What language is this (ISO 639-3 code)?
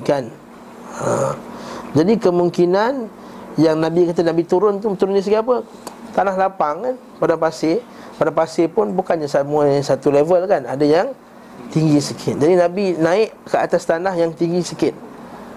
msa